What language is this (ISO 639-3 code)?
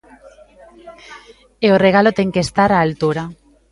glg